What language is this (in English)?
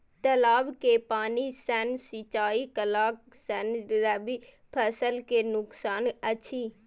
Maithili